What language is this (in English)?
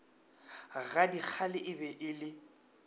Northern Sotho